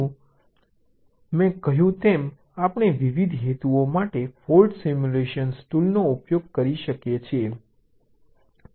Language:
Gujarati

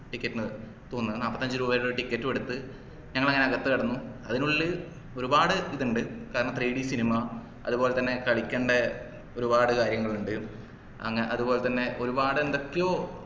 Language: Malayalam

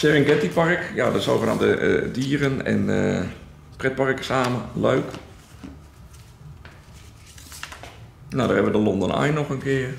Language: Dutch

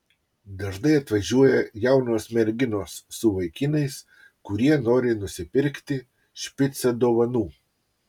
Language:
Lithuanian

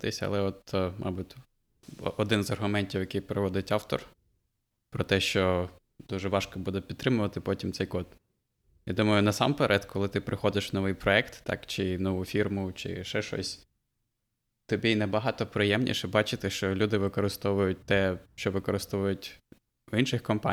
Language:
Ukrainian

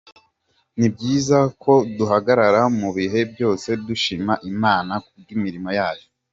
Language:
Kinyarwanda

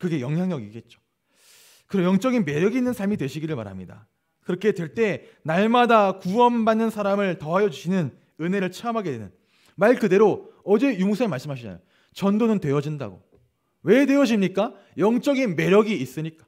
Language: Korean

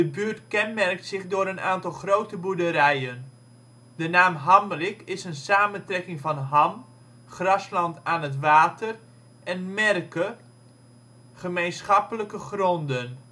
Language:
Dutch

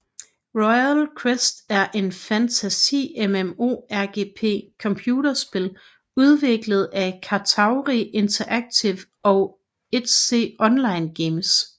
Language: Danish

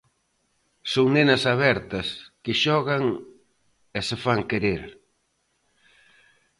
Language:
Galician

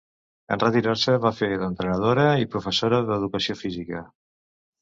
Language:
Catalan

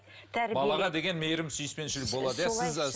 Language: Kazakh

